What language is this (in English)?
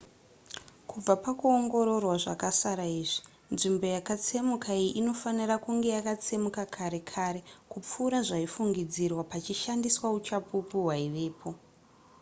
Shona